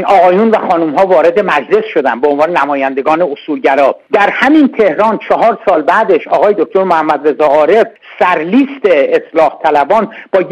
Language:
Persian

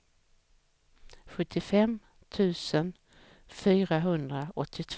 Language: Swedish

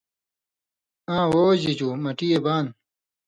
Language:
Indus Kohistani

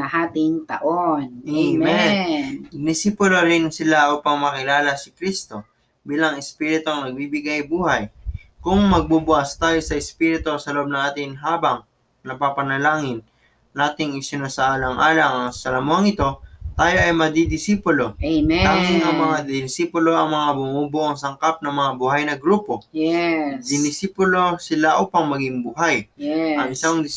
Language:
Filipino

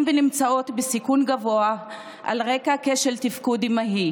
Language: Hebrew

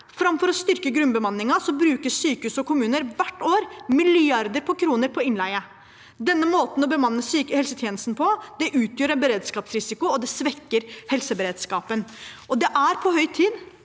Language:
Norwegian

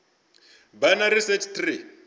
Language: Venda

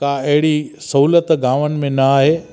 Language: Sindhi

